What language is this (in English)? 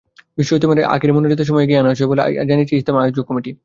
Bangla